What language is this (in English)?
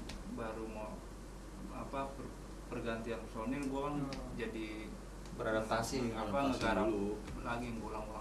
Indonesian